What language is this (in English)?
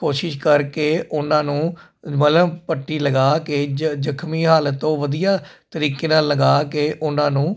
Punjabi